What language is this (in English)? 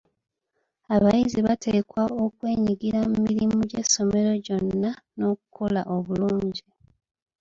Ganda